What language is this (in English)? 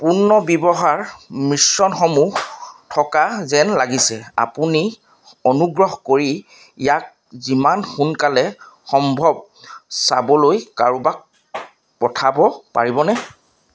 Assamese